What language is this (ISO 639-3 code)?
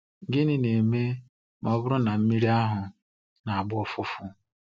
ibo